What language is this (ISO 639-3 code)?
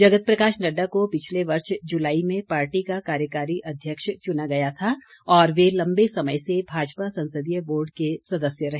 hin